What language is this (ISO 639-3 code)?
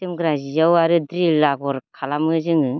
brx